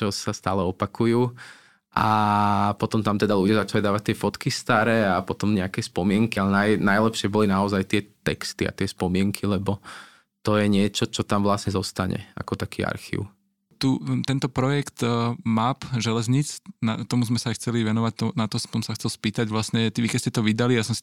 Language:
Slovak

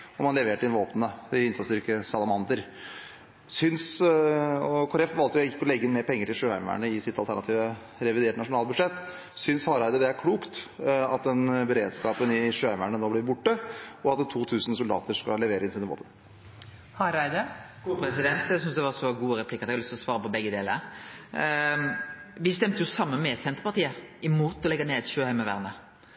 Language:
Norwegian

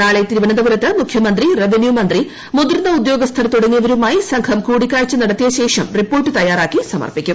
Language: Malayalam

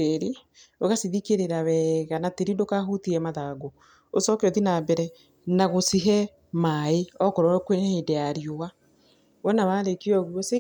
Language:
Kikuyu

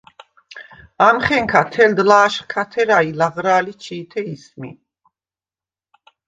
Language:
Svan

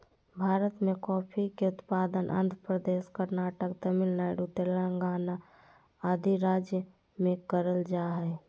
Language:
Magahi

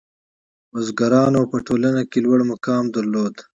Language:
Pashto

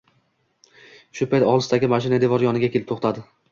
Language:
Uzbek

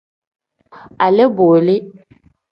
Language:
Tem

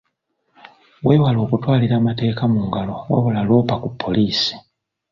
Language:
Ganda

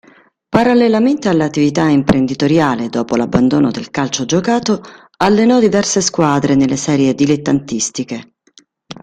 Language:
Italian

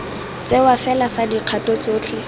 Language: Tswana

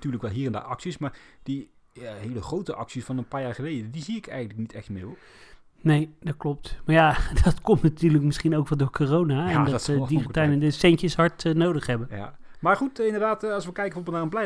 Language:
Dutch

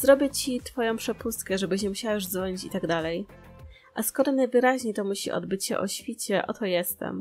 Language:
Polish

